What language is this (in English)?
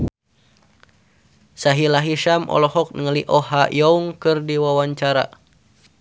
Sundanese